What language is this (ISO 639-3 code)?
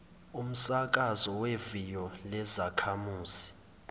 zul